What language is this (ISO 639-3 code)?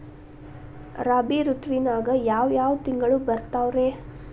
kan